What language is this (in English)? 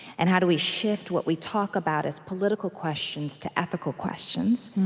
English